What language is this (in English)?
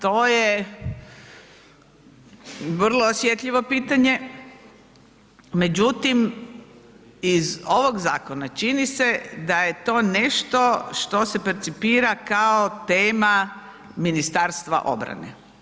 Croatian